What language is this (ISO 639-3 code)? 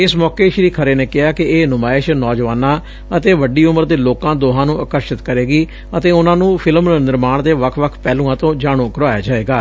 pan